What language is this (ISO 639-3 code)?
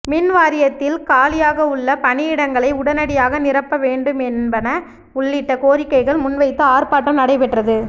tam